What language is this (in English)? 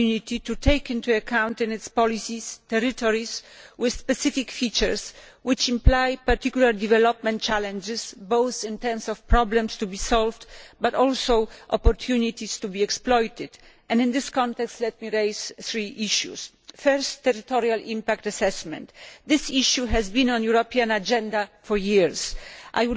English